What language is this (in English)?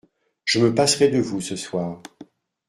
French